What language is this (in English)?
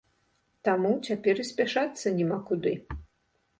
Belarusian